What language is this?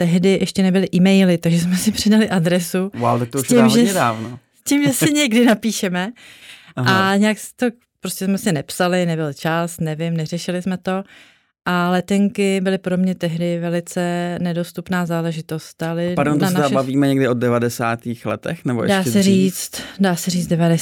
Czech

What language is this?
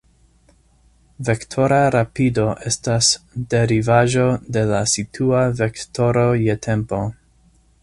Esperanto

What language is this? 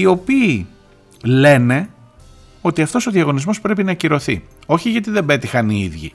Greek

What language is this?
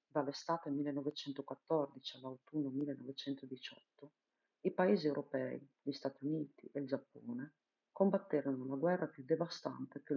Italian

